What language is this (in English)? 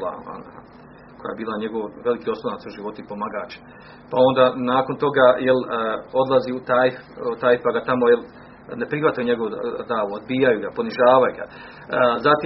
Croatian